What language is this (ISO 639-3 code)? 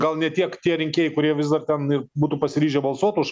lit